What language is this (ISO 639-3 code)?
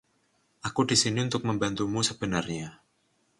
ind